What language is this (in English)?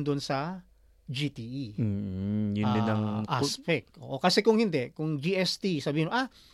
Filipino